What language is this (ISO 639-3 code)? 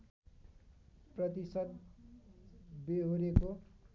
nep